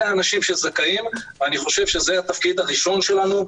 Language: Hebrew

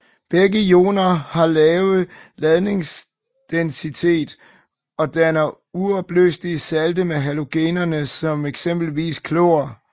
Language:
Danish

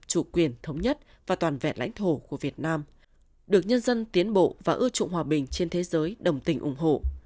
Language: Vietnamese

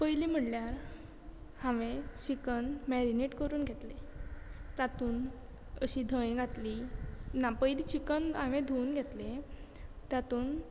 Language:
Konkani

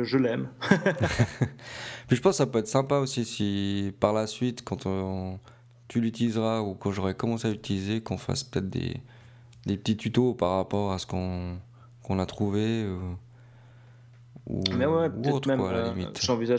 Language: French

